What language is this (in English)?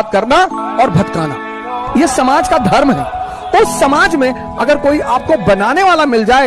Hindi